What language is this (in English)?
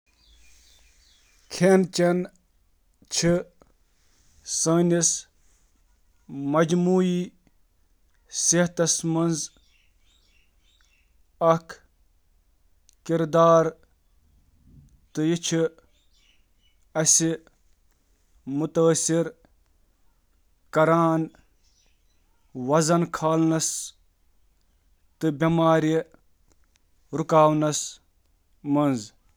Kashmiri